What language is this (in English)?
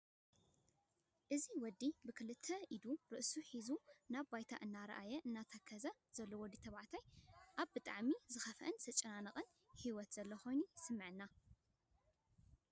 Tigrinya